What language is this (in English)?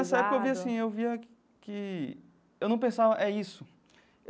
Portuguese